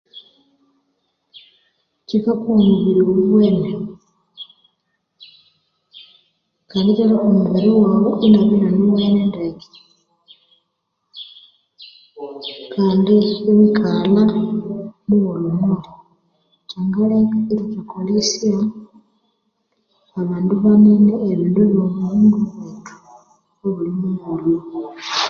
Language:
Konzo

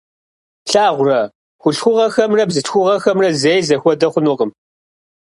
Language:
Kabardian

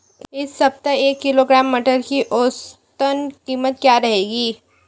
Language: Hindi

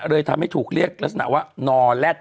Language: Thai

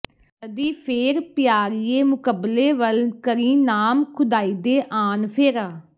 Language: Punjabi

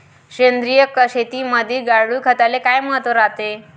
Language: Marathi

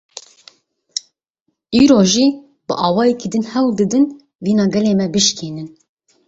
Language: Kurdish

